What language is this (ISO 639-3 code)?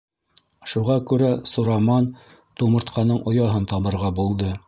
bak